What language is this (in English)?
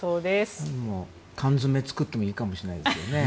Japanese